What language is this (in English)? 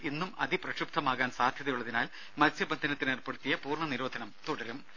Malayalam